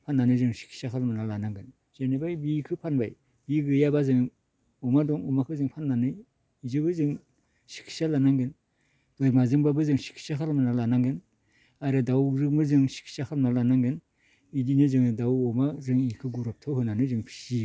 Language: Bodo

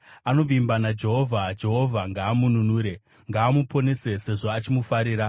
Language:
Shona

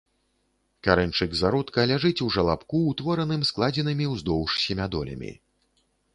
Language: Belarusian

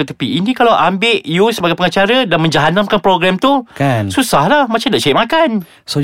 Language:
Malay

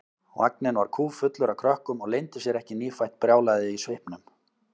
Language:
Icelandic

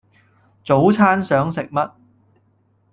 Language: Cantonese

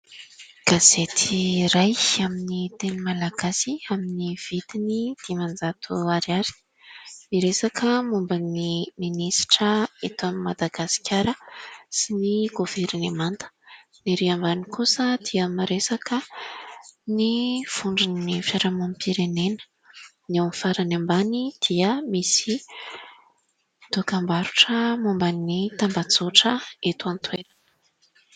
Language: Malagasy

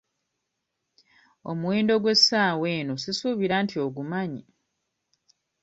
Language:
Ganda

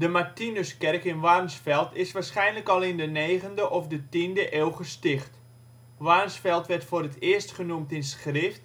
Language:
Dutch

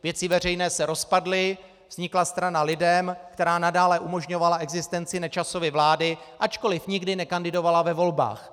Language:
Czech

